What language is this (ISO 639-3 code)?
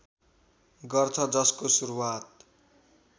nep